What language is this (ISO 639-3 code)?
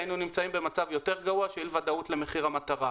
heb